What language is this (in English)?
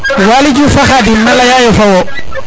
Serer